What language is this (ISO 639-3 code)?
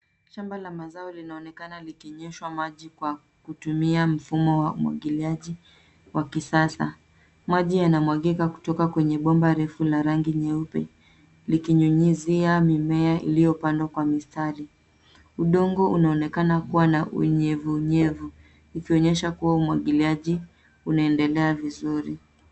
swa